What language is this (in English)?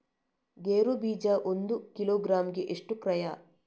Kannada